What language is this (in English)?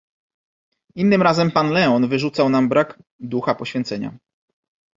Polish